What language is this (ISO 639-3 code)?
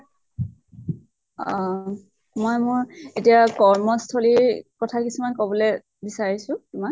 asm